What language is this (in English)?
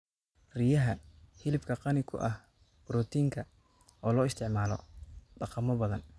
Somali